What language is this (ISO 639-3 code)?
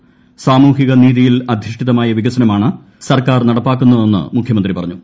mal